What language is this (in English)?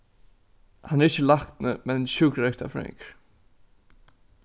Faroese